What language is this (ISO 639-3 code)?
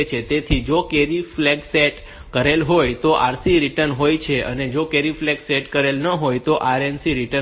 guj